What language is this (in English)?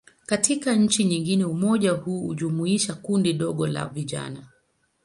Swahili